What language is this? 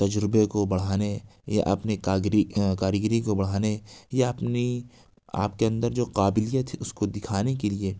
Urdu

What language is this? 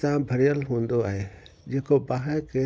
Sindhi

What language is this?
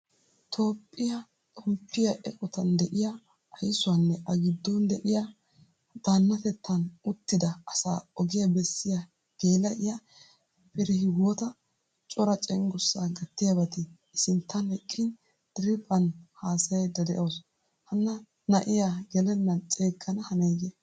Wolaytta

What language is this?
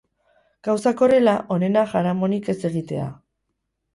Basque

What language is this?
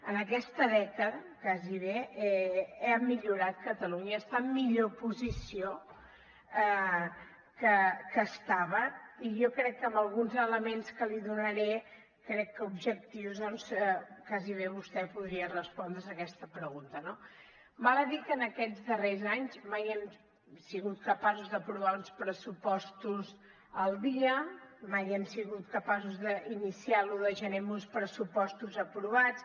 Catalan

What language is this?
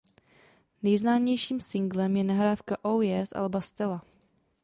Czech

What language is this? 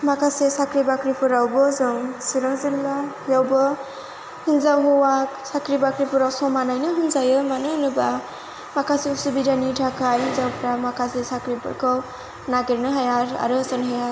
Bodo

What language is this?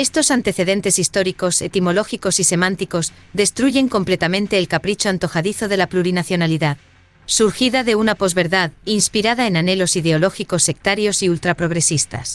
Spanish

